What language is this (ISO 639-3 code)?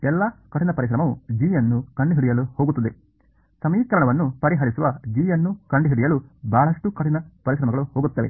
kan